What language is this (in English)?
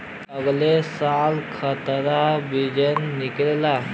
Bhojpuri